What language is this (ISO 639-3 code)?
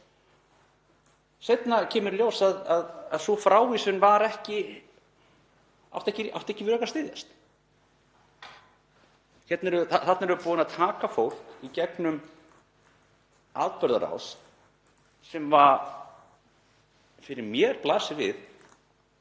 isl